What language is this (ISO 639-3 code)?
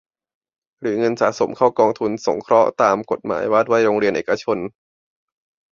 tha